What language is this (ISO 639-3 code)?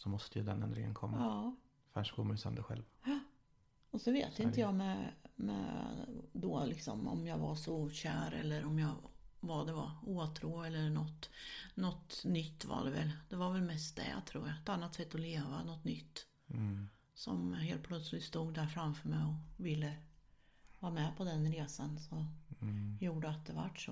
swe